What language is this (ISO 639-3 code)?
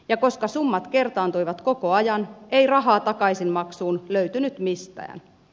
fin